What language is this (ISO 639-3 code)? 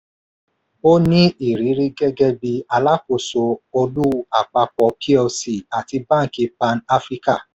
yor